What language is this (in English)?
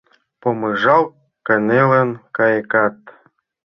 Mari